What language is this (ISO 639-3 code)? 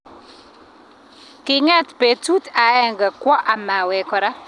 kln